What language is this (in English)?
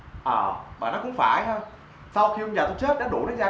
Vietnamese